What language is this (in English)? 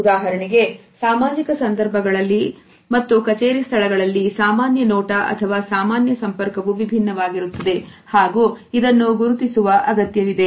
Kannada